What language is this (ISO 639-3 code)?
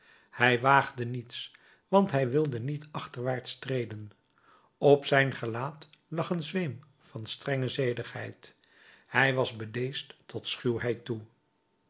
nld